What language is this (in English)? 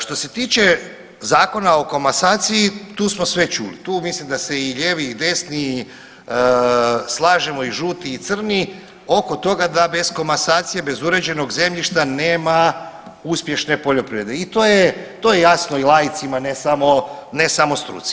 Croatian